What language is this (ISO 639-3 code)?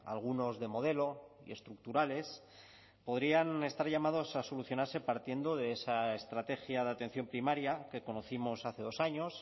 spa